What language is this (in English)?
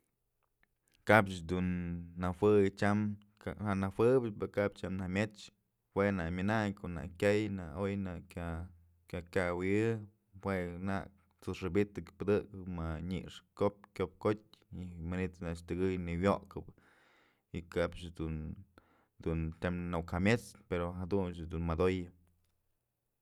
Mazatlán Mixe